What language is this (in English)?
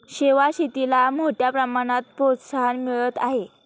Marathi